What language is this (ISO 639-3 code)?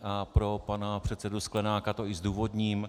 ces